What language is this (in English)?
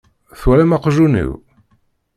Kabyle